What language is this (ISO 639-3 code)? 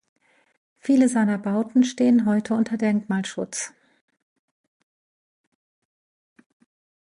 deu